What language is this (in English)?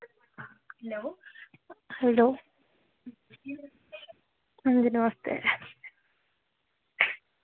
Dogri